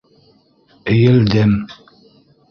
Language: Bashkir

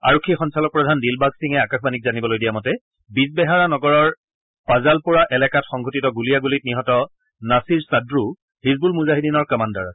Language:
Assamese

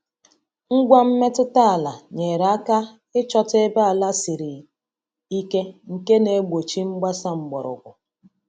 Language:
Igbo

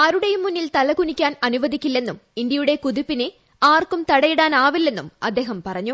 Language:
Malayalam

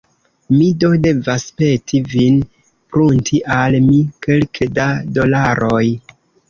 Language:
Esperanto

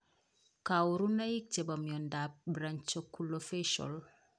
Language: Kalenjin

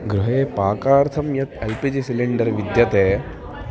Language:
Sanskrit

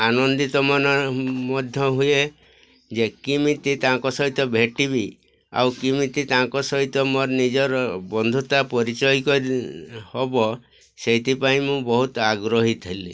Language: Odia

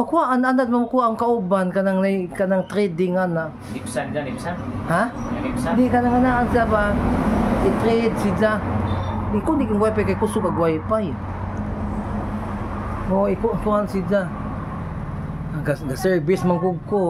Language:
Filipino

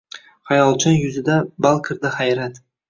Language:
Uzbek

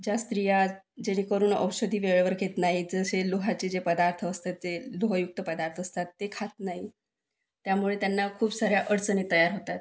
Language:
Marathi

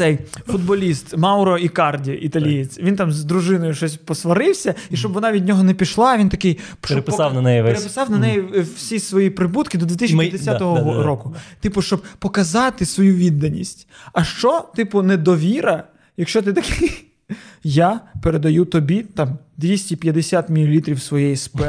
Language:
Ukrainian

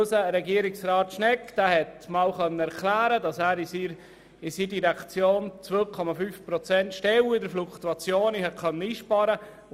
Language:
Swiss German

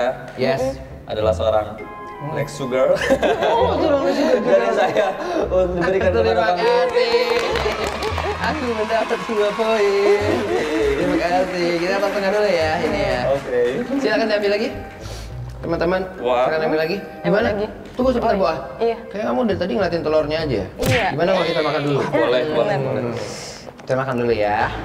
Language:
Indonesian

